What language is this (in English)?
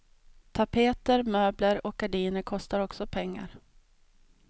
Swedish